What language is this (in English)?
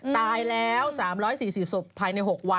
Thai